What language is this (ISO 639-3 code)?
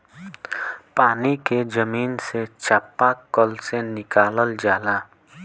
bho